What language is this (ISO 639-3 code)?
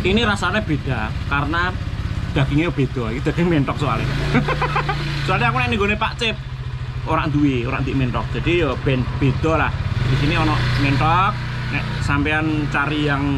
ind